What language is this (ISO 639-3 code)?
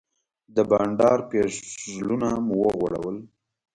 pus